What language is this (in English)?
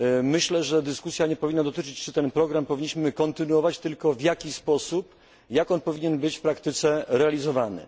Polish